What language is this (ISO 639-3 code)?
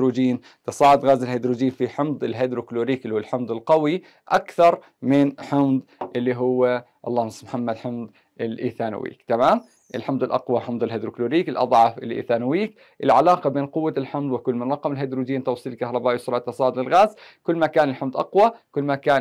ara